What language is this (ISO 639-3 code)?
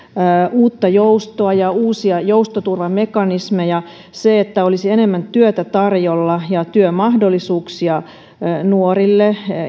fin